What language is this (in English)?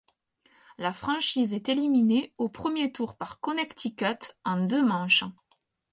French